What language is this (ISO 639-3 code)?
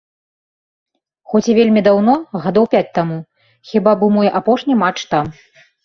bel